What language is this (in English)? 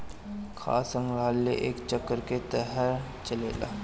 Bhojpuri